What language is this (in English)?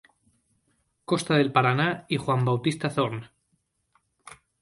Spanish